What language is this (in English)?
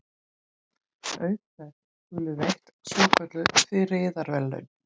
Icelandic